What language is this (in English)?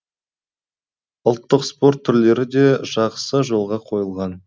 Kazakh